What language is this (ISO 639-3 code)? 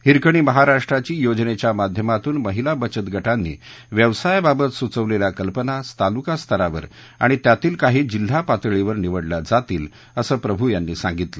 mar